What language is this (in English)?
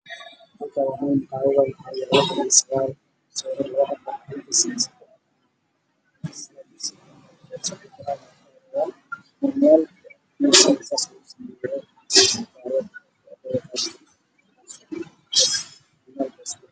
Somali